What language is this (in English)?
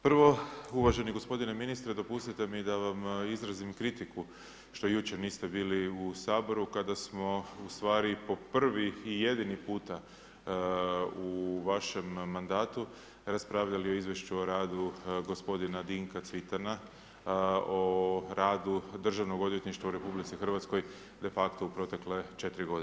Croatian